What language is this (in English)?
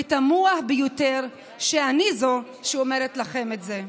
Hebrew